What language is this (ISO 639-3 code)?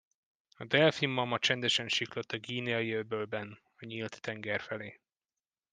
hun